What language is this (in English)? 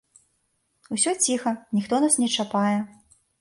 Belarusian